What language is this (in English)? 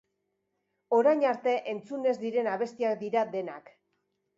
Basque